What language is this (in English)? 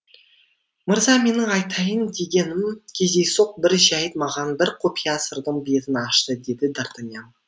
Kazakh